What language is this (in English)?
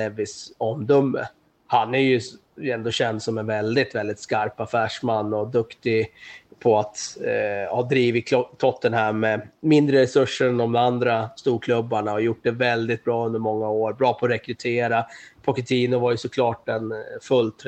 Swedish